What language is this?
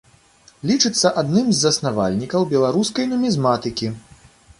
Belarusian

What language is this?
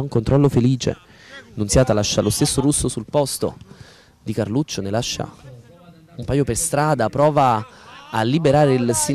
Italian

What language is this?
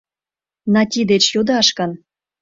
Mari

